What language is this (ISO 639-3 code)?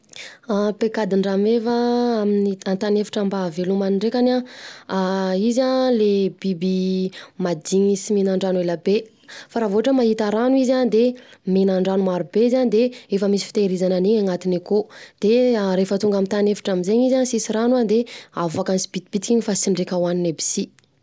bzc